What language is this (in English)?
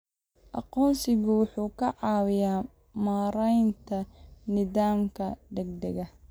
Somali